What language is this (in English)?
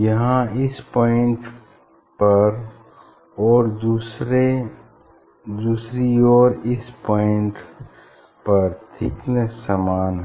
Hindi